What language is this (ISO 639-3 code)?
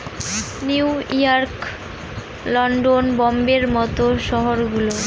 ben